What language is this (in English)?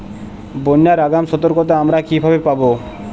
Bangla